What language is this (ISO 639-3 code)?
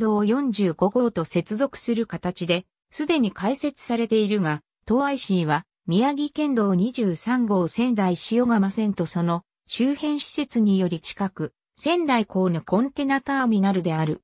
jpn